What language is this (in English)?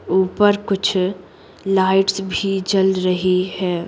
Hindi